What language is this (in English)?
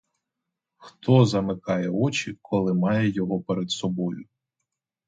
Ukrainian